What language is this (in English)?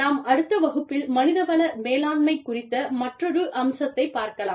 Tamil